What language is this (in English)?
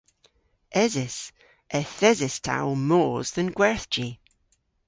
Cornish